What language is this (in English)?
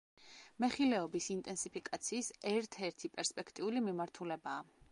Georgian